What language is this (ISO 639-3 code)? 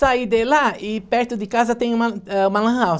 por